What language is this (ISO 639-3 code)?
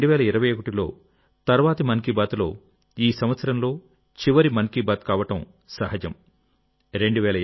tel